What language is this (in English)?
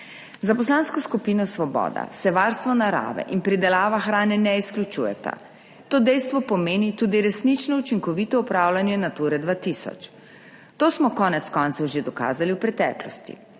Slovenian